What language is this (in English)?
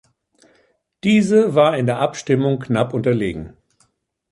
German